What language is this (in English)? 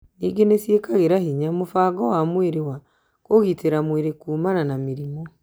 Kikuyu